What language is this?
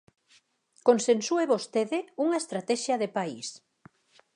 Galician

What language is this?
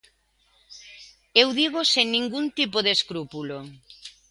Galician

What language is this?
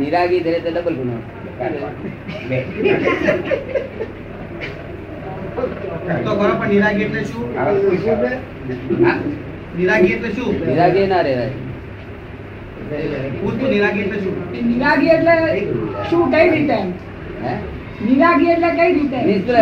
Gujarati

